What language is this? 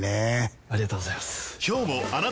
Japanese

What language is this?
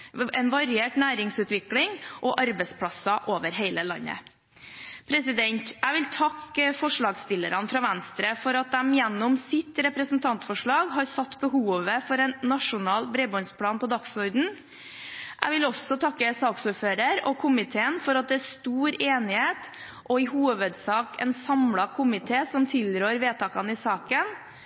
Norwegian Bokmål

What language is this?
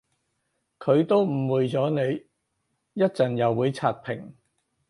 Cantonese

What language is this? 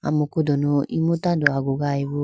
Idu-Mishmi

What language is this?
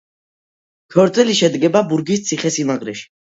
Georgian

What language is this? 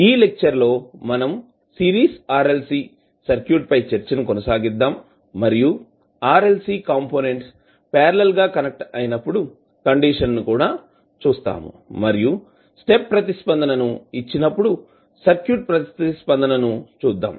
Telugu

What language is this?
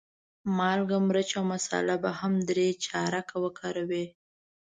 Pashto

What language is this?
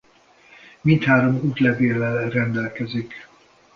Hungarian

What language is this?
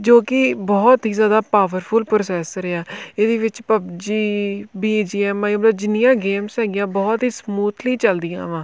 Punjabi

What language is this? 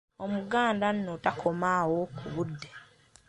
Ganda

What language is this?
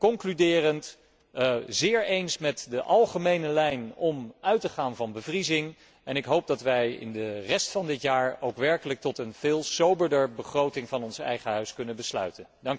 Dutch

